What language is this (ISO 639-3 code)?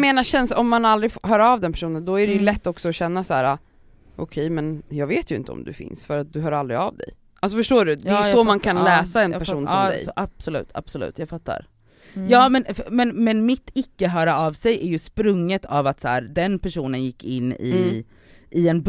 swe